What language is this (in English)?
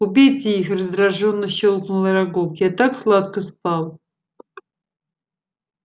Russian